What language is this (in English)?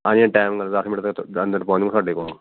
Punjabi